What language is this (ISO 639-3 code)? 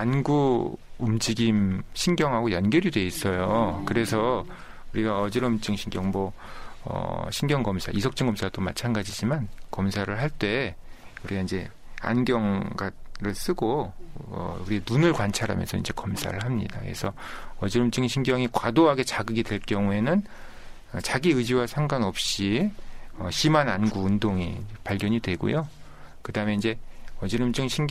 kor